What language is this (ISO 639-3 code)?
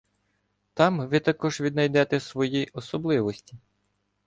ukr